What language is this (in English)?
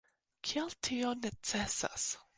Esperanto